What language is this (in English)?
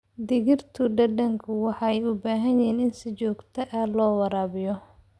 Somali